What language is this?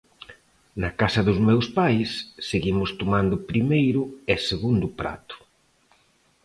Galician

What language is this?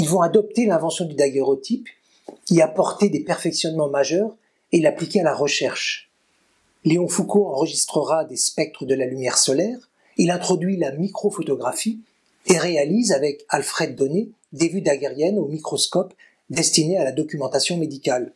French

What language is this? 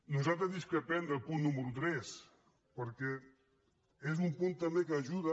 Catalan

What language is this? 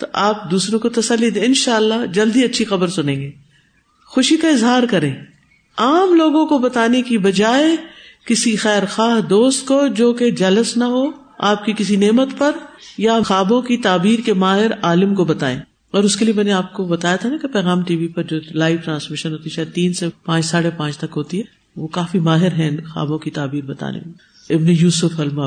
Urdu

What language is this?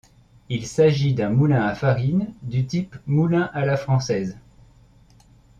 French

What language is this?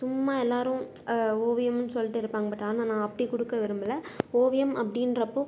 Tamil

